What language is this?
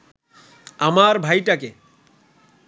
Bangla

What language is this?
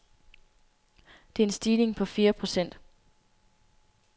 Danish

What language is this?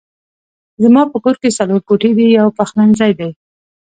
Pashto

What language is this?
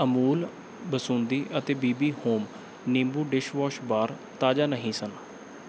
Punjabi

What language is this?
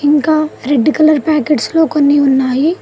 Telugu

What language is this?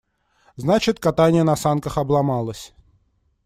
Russian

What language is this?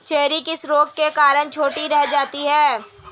Hindi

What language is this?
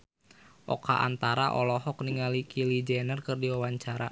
Sundanese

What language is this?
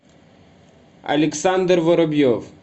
Russian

